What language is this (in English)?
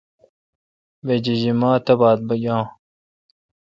Kalkoti